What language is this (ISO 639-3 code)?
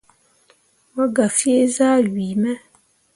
mua